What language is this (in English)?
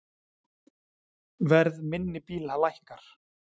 Icelandic